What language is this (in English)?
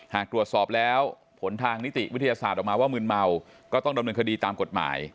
Thai